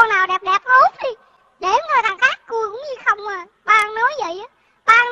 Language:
Vietnamese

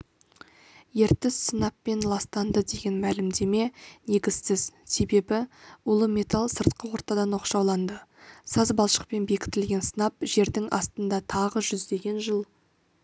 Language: Kazakh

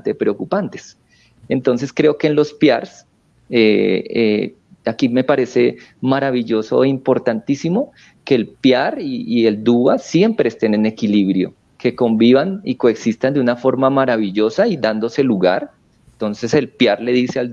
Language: Spanish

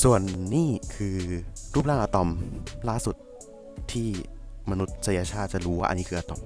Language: Thai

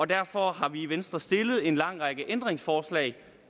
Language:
Danish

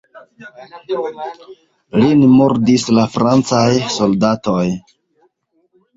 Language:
Esperanto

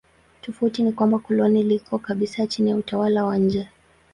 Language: Swahili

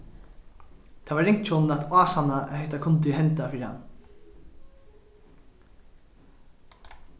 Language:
Faroese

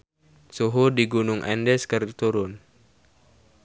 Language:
Sundanese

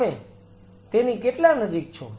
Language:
Gujarati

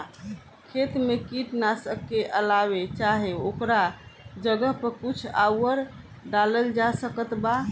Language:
Bhojpuri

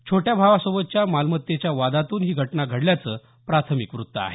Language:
Marathi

